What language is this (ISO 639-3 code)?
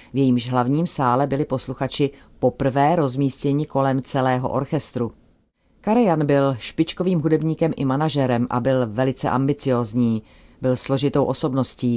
ces